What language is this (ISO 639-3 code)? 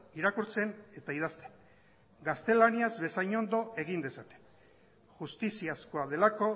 eus